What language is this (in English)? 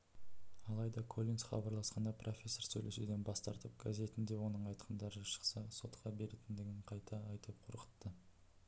Kazakh